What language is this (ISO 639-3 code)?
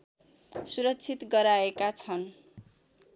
nep